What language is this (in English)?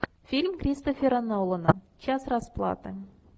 Russian